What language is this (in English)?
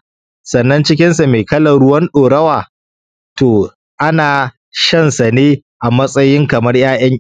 Hausa